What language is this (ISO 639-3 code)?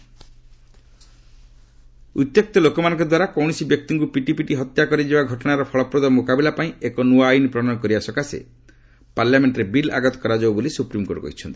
ori